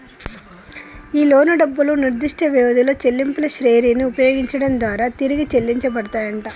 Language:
Telugu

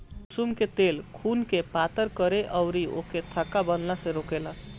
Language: Bhojpuri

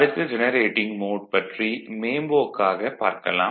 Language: Tamil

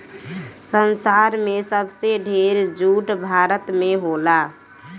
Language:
Bhojpuri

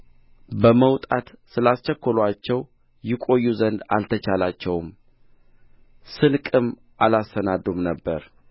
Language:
Amharic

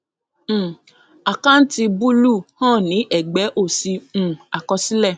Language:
Yoruba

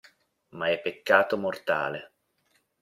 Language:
Italian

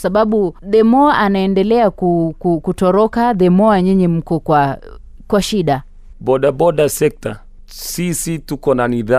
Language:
Swahili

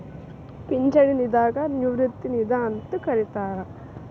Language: Kannada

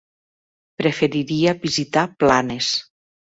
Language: Catalan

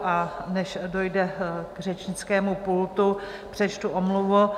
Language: Czech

